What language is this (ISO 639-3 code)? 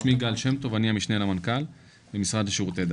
heb